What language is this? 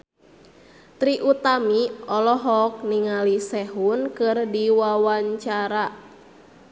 Sundanese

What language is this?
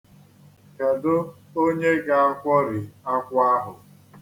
Igbo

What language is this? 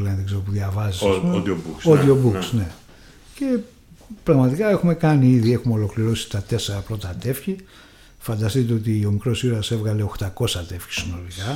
Greek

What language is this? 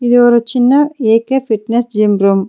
Tamil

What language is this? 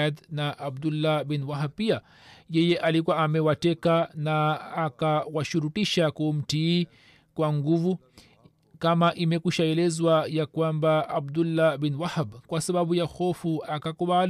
Swahili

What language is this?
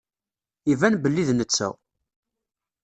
Kabyle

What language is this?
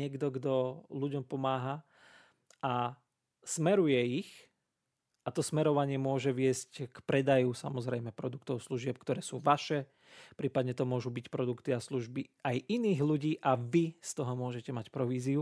Slovak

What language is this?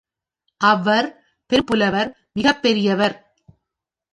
Tamil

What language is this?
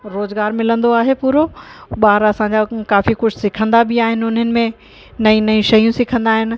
Sindhi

